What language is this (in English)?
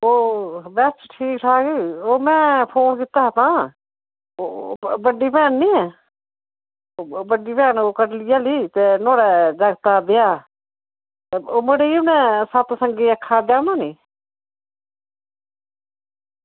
Dogri